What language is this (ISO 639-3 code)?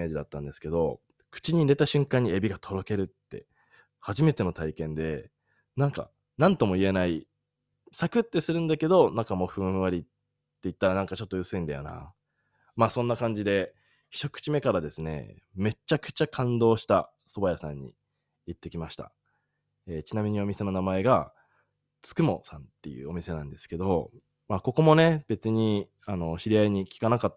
jpn